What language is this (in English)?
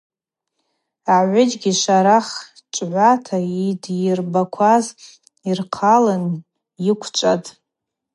Abaza